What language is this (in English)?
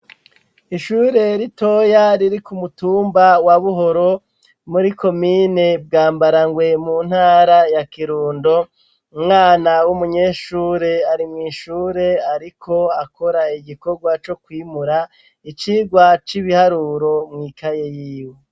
Rundi